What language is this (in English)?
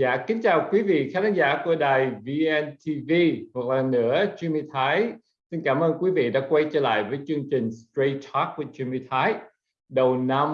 Vietnamese